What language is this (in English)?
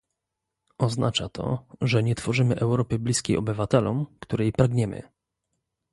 Polish